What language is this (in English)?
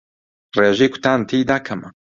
Central Kurdish